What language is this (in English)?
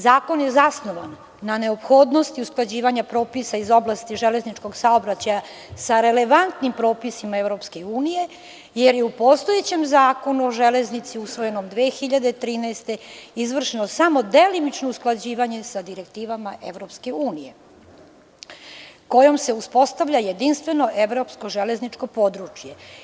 Serbian